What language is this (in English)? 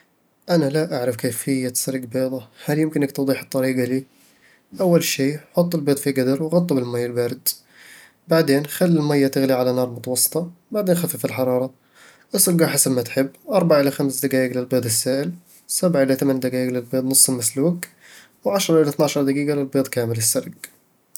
Eastern Egyptian Bedawi Arabic